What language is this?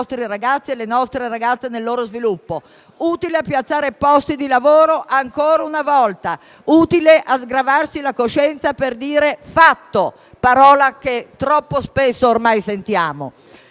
Italian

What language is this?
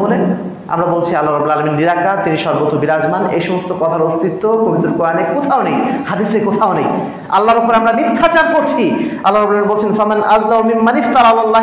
Arabic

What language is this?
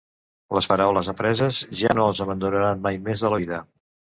Catalan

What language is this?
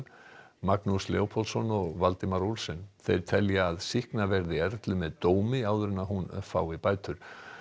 Icelandic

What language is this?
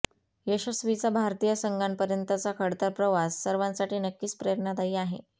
Marathi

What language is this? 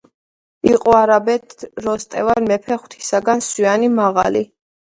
Georgian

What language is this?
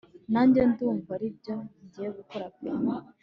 Kinyarwanda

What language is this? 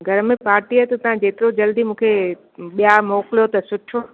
Sindhi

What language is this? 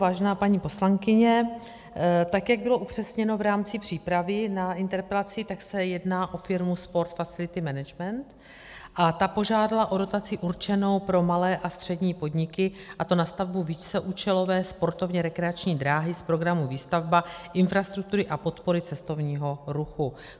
Czech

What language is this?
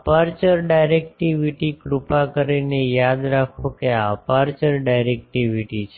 Gujarati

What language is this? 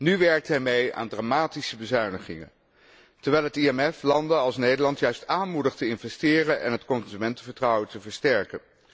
Dutch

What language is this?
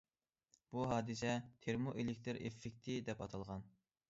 Uyghur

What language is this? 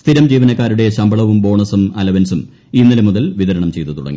Malayalam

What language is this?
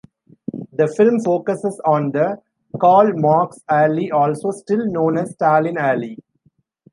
English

